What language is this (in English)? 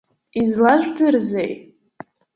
Abkhazian